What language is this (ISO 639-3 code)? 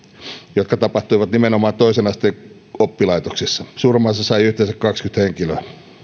fin